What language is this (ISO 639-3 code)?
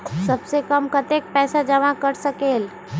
mag